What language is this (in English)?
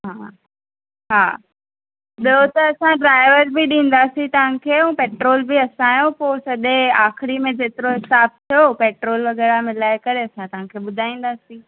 Sindhi